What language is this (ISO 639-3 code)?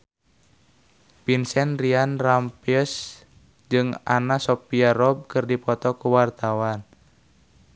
sun